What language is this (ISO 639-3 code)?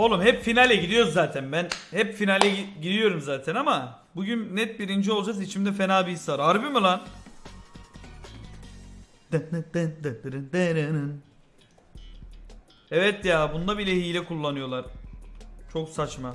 tur